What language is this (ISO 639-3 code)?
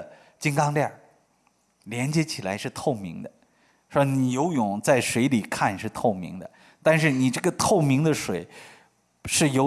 zho